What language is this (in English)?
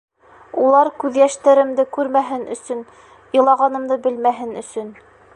Bashkir